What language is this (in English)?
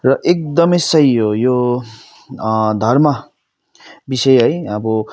Nepali